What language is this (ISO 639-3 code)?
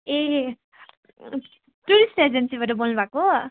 nep